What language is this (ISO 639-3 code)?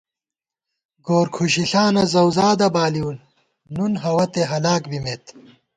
gwt